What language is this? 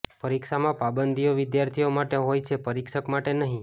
Gujarati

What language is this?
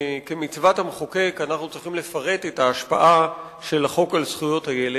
Hebrew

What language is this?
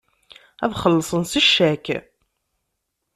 Kabyle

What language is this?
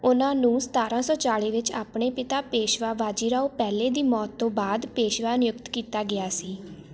Punjabi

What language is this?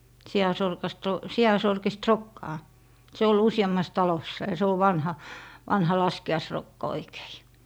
Finnish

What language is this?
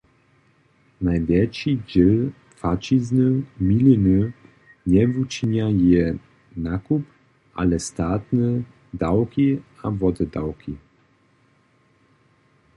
Upper Sorbian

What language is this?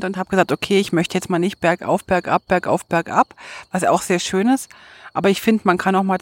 German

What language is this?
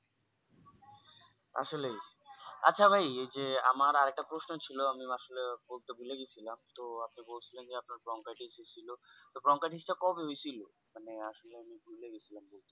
Bangla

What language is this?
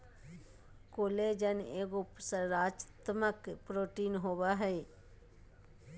Magahi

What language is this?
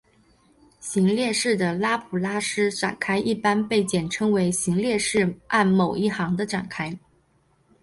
Chinese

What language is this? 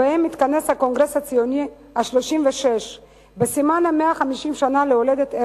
Hebrew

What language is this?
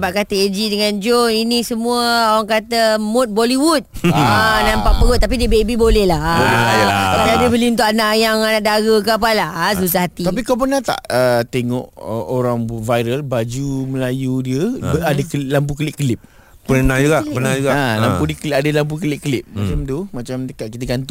Malay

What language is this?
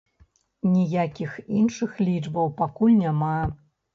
Belarusian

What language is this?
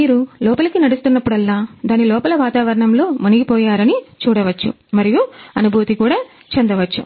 Telugu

